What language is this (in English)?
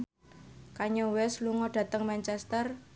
Javanese